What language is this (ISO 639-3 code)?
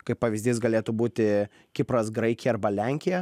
lit